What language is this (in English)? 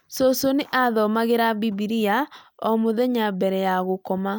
Kikuyu